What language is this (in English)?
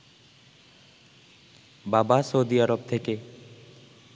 Bangla